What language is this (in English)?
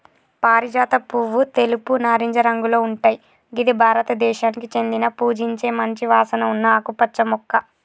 Telugu